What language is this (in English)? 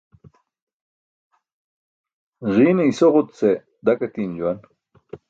Burushaski